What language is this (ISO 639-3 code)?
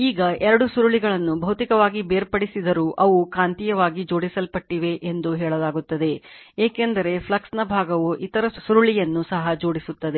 kan